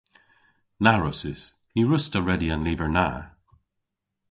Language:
Cornish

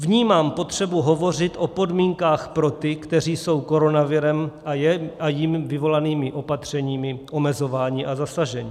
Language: Czech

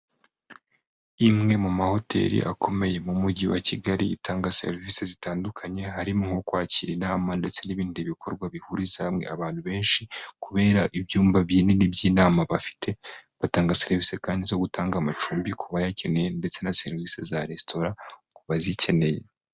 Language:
Kinyarwanda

